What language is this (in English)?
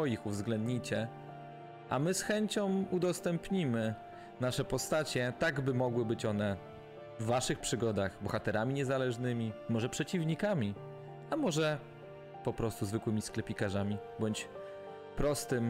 Polish